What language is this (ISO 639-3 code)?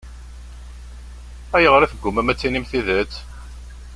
kab